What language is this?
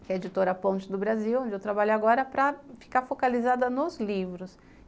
Portuguese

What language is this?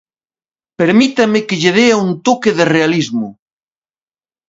Galician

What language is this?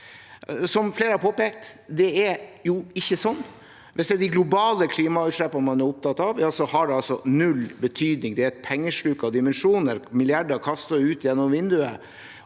Norwegian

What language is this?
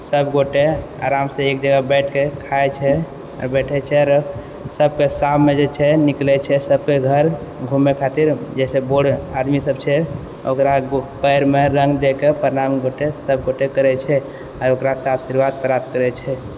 Maithili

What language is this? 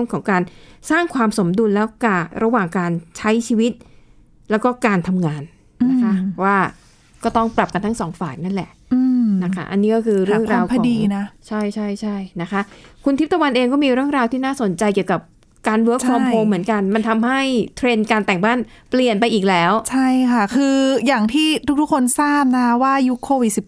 Thai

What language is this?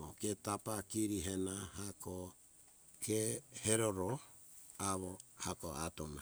Hunjara-Kaina Ke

